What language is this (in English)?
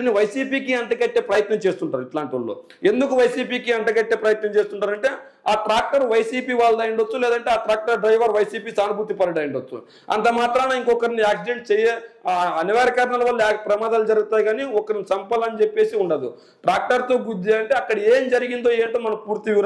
Telugu